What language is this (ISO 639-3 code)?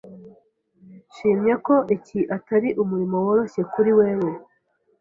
kin